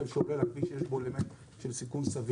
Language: Hebrew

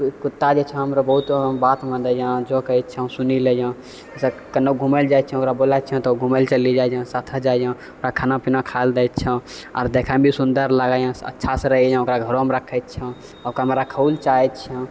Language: Maithili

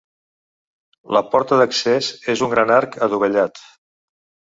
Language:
Catalan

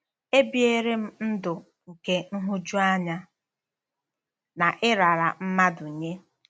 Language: Igbo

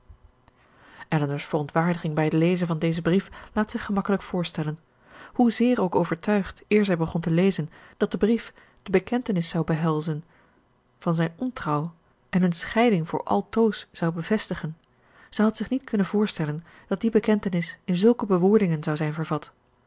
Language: Dutch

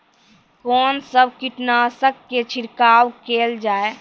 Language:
Maithili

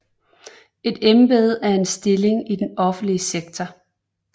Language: Danish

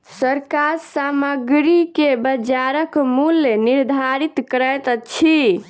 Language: Maithili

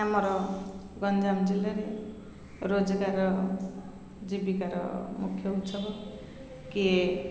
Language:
Odia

